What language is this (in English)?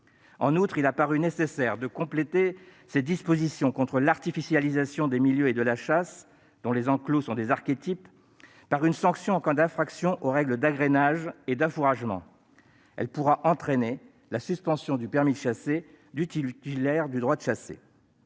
French